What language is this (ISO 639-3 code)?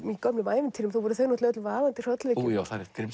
isl